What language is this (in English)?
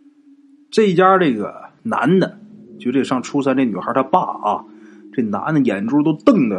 Chinese